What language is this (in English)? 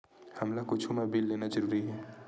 Chhattisgarhi